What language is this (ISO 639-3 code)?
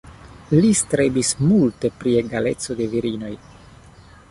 epo